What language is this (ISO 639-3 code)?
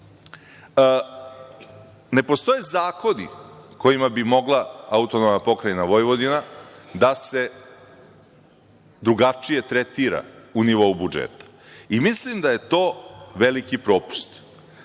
srp